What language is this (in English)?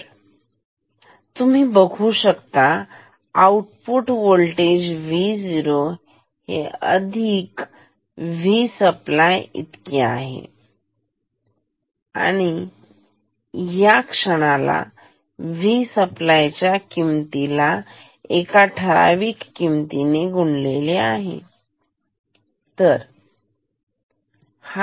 Marathi